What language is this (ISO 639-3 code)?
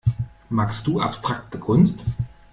deu